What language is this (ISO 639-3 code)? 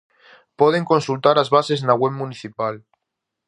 glg